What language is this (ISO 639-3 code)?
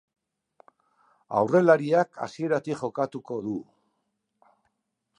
eus